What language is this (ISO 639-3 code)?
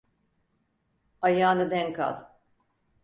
tur